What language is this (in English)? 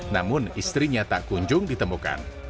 Indonesian